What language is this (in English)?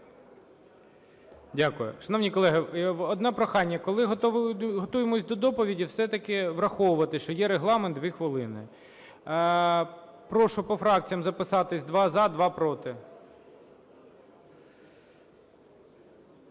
Ukrainian